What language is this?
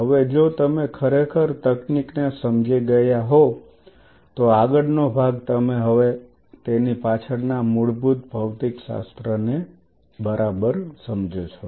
Gujarati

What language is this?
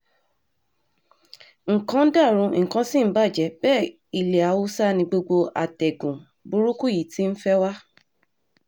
Yoruba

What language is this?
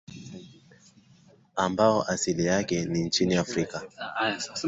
Swahili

